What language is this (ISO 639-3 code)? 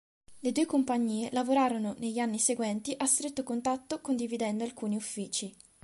ita